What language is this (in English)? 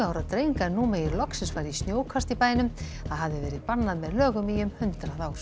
Icelandic